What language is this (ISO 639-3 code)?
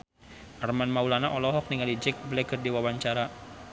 sun